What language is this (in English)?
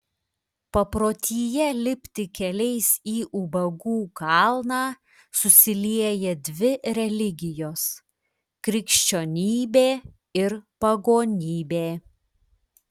Lithuanian